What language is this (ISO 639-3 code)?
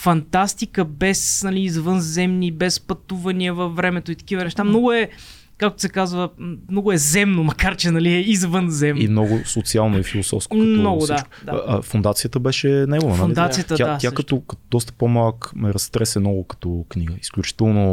bul